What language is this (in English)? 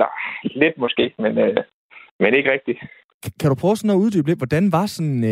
Danish